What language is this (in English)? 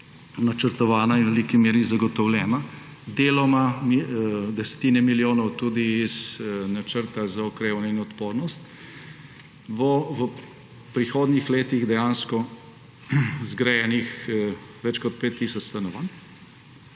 Slovenian